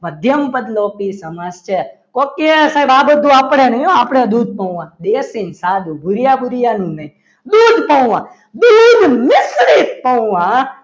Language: Gujarati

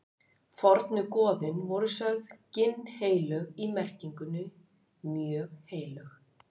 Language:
Icelandic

